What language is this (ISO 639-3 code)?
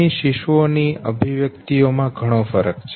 guj